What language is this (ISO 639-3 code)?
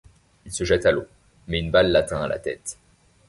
fra